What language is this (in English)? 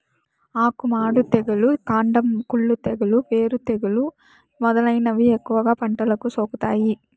Telugu